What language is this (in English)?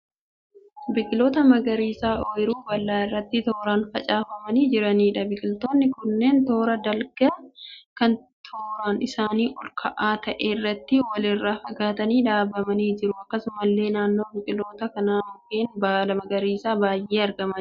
Oromo